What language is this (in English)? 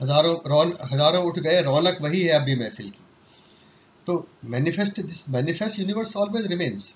Hindi